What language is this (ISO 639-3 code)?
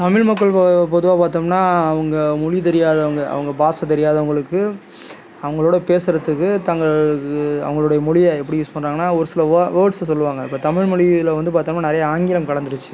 tam